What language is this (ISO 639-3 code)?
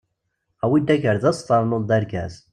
kab